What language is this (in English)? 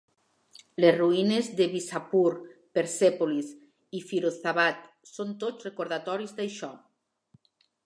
Catalan